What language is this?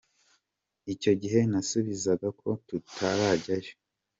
Kinyarwanda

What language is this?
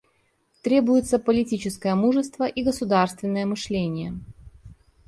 Russian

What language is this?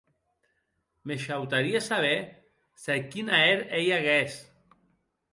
Occitan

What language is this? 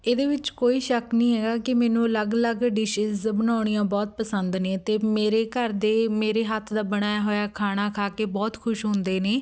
Punjabi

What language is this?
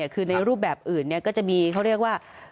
Thai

